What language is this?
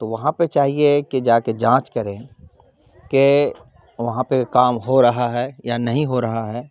Urdu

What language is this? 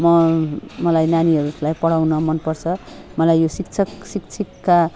Nepali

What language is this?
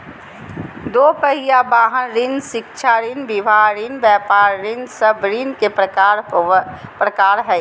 Magahi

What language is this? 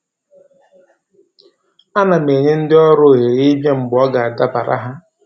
Igbo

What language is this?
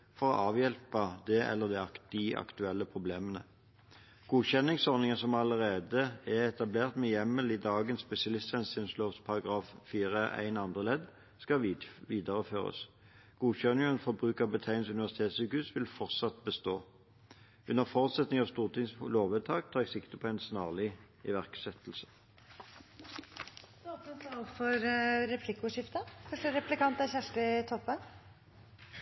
Norwegian Bokmål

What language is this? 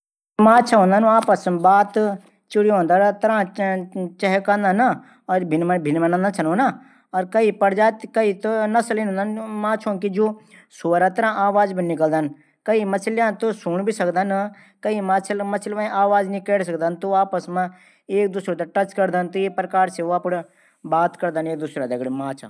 Garhwali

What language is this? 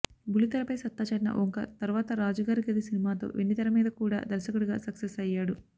Telugu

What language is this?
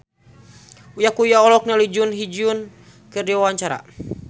Sundanese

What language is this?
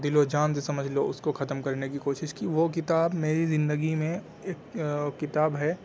Urdu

